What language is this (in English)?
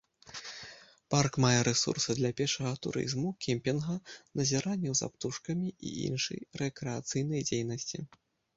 Belarusian